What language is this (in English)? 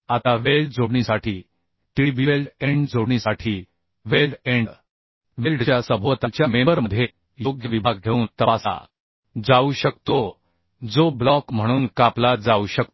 Marathi